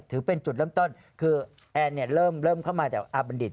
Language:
Thai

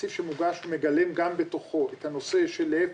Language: Hebrew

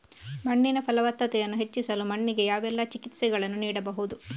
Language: Kannada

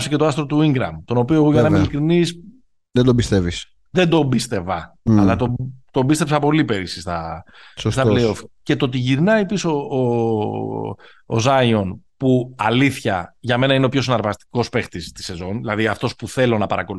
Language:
Greek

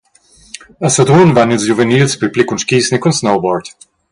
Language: Romansh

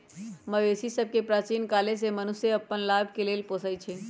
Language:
Magahi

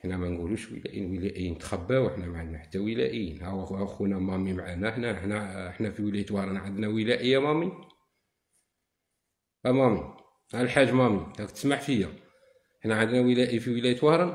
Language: Arabic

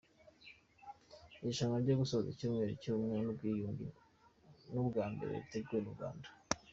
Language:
Kinyarwanda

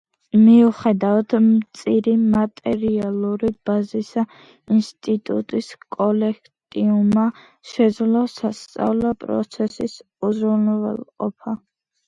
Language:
Georgian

